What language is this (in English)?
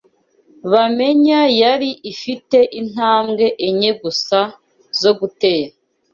Kinyarwanda